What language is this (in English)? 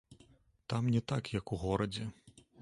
Belarusian